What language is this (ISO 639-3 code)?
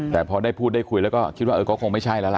tha